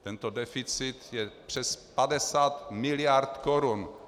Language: Czech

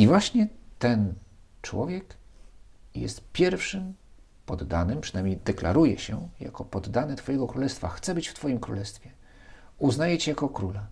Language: Polish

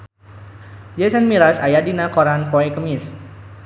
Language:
Sundanese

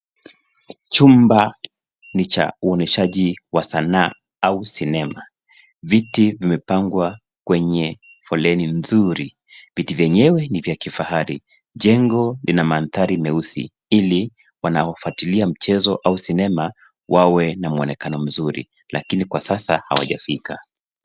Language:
Swahili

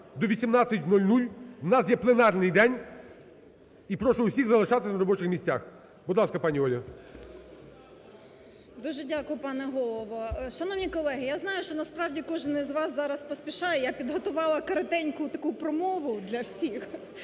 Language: Ukrainian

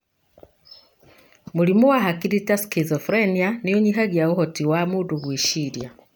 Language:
Kikuyu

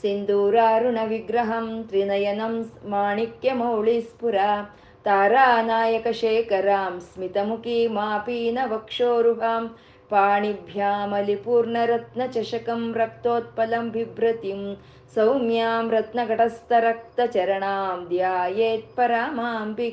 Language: Kannada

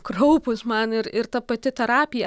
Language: Lithuanian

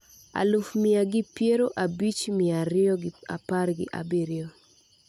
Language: Luo (Kenya and Tanzania)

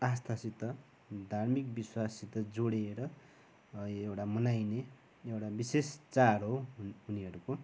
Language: Nepali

